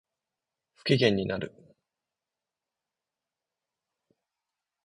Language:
Japanese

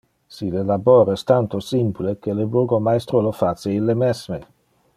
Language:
Interlingua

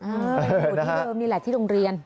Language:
Thai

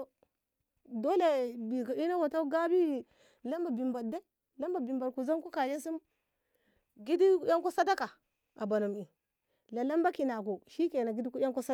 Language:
Ngamo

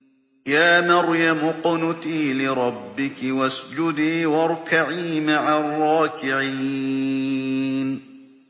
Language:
Arabic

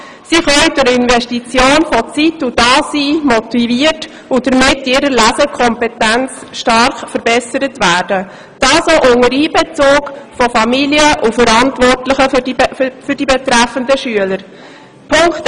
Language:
Swiss German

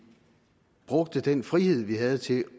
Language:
Danish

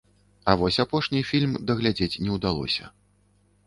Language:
Belarusian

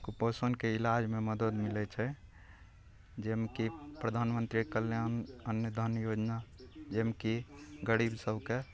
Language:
Maithili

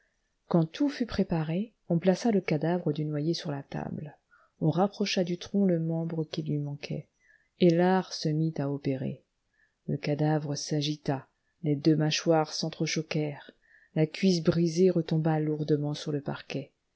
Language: French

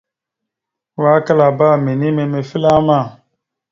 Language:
Mada (Cameroon)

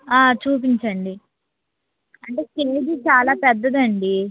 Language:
Telugu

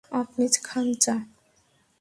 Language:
Bangla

